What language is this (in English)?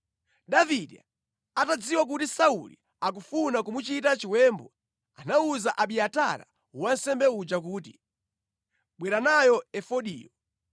Nyanja